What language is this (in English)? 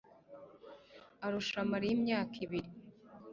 Kinyarwanda